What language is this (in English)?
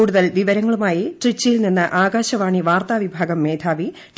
Malayalam